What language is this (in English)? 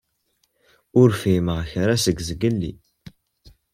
Kabyle